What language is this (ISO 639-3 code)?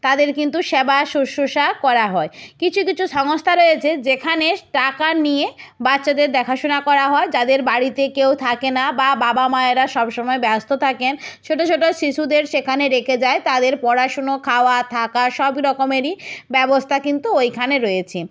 ben